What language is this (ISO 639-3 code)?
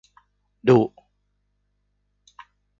tha